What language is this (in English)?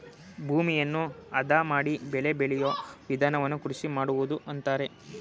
Kannada